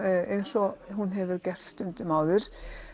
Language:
Icelandic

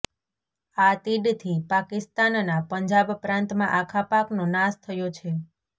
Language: Gujarati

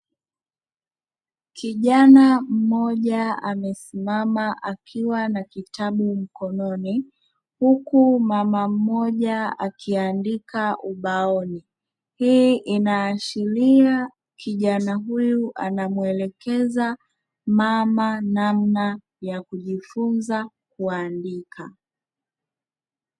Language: Swahili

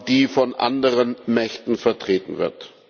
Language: German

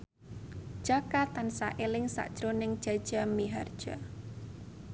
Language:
Javanese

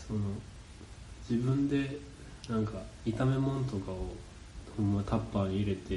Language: Japanese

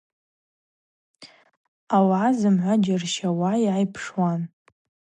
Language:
Abaza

